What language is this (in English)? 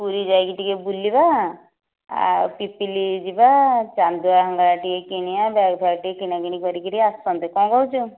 Odia